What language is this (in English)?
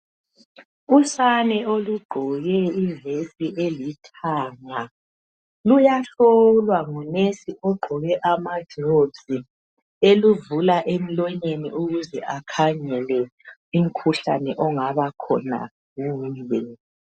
North Ndebele